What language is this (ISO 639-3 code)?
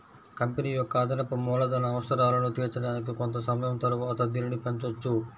tel